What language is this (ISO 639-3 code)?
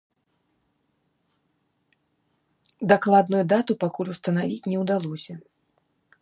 bel